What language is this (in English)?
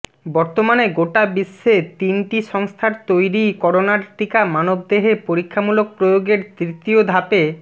Bangla